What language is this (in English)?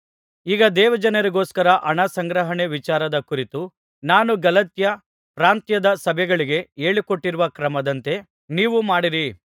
Kannada